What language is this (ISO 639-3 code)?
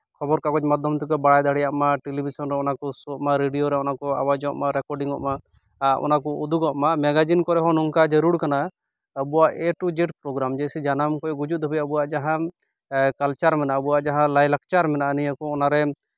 sat